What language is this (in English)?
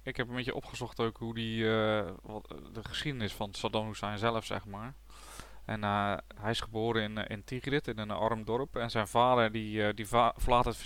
Dutch